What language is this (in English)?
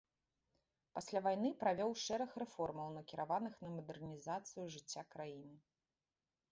Belarusian